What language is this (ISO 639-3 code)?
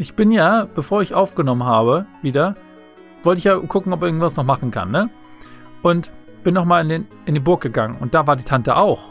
deu